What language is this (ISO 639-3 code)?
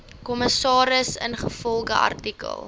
afr